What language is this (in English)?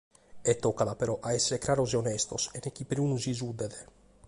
Sardinian